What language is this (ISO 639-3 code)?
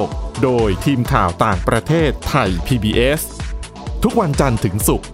tha